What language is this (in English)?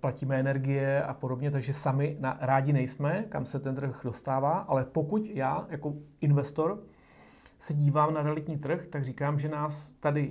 Czech